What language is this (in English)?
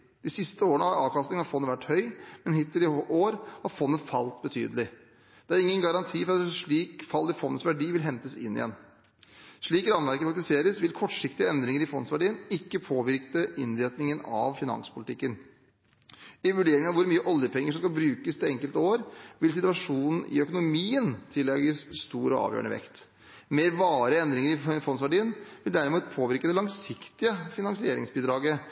Norwegian Bokmål